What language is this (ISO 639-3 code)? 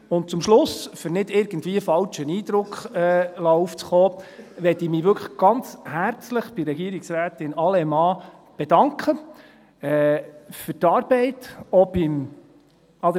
gsw